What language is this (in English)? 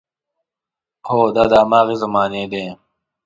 Pashto